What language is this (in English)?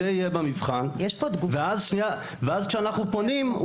Hebrew